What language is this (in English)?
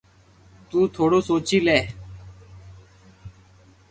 Loarki